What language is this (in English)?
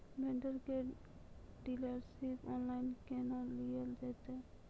Maithili